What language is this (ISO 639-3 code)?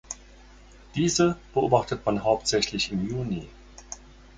deu